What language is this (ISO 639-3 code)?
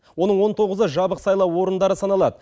kaz